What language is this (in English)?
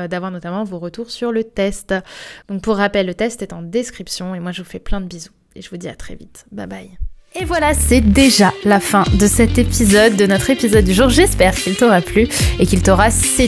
French